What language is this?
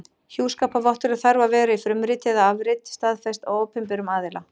Icelandic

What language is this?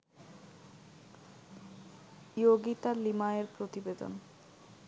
Bangla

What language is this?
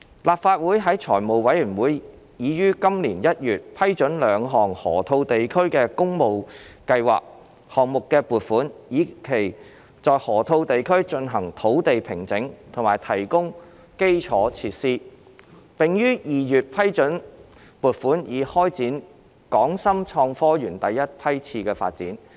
Cantonese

